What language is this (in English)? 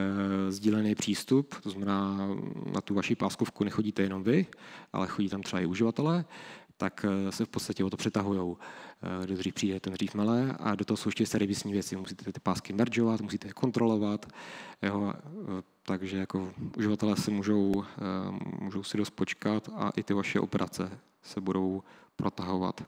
Czech